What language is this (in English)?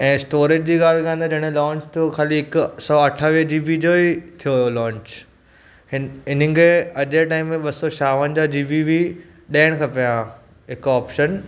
Sindhi